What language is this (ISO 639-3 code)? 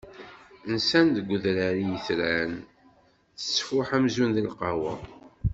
kab